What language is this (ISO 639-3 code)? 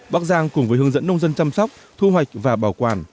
vie